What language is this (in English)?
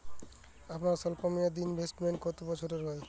Bangla